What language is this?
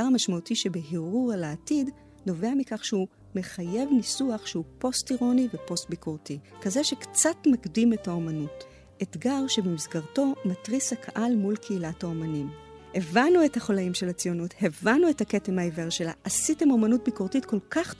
Hebrew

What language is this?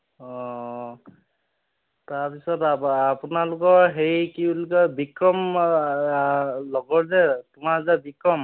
Assamese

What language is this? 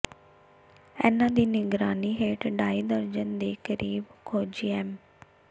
Punjabi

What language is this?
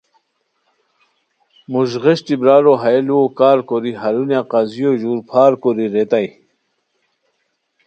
Khowar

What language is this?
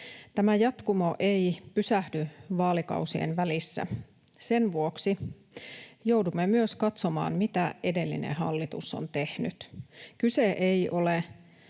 Finnish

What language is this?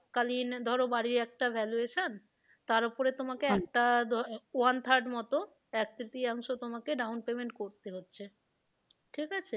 Bangla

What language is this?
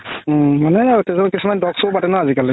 Assamese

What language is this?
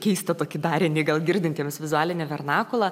Lithuanian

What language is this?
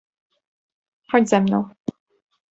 Polish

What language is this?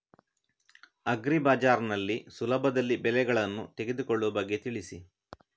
Kannada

